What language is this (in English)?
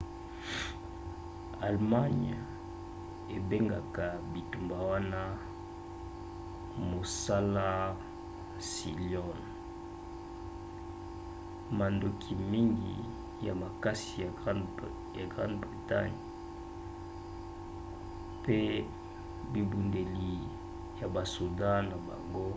Lingala